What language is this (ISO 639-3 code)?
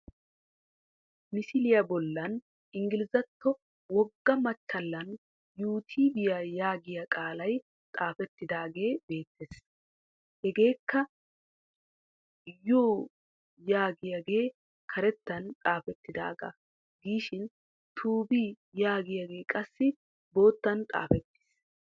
wal